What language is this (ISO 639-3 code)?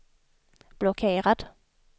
swe